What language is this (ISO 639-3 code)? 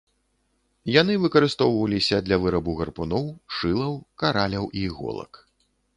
bel